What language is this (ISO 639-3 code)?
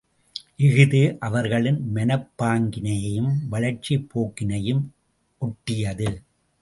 tam